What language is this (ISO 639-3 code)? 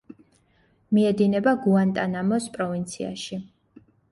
kat